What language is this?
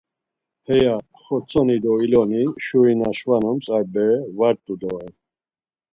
Laz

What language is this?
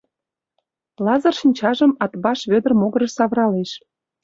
Mari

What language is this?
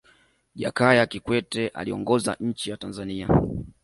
Swahili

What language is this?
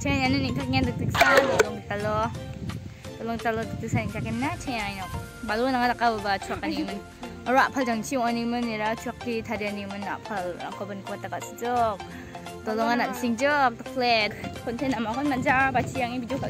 Thai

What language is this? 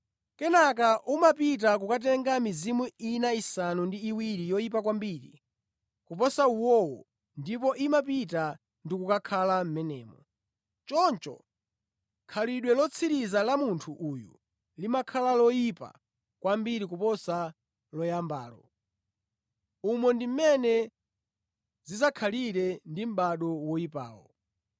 Nyanja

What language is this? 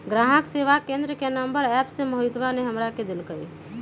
Magahi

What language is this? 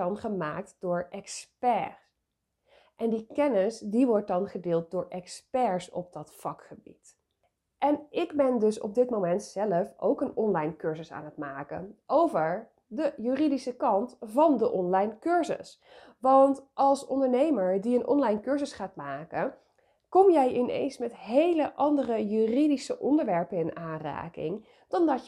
Dutch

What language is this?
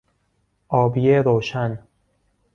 Persian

